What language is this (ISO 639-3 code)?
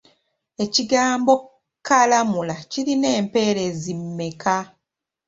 lug